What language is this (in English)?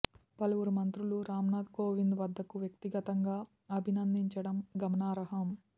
Telugu